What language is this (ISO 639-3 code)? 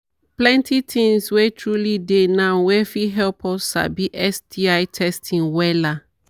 pcm